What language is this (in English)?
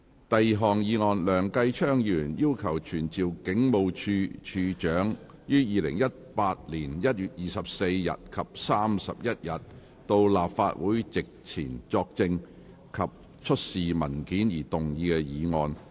Cantonese